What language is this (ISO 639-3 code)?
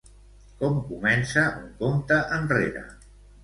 cat